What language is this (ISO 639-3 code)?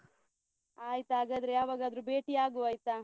kan